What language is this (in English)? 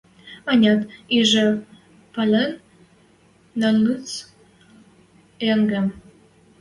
Western Mari